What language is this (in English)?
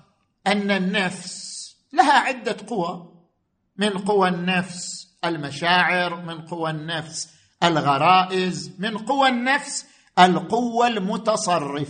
Arabic